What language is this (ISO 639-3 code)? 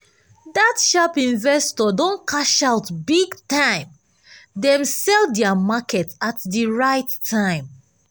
pcm